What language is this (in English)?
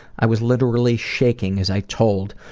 English